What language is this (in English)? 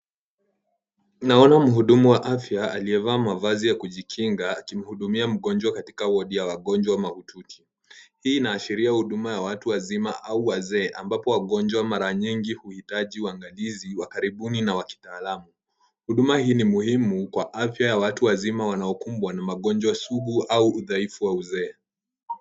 Swahili